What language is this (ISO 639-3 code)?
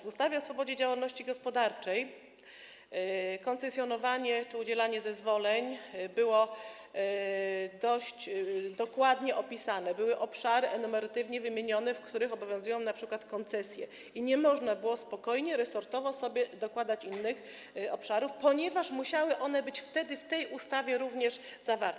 pol